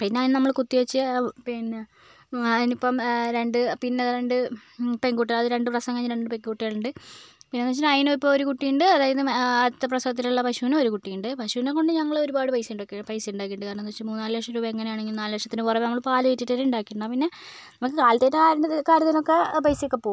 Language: Malayalam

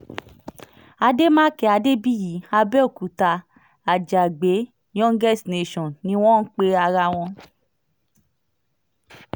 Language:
Yoruba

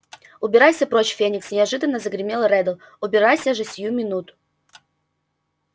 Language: Russian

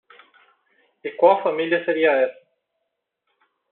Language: Portuguese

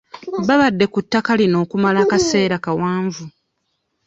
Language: Ganda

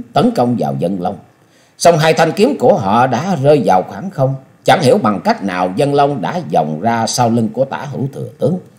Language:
Vietnamese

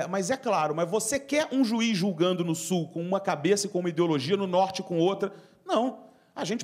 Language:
Portuguese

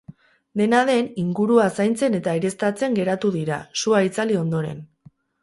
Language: Basque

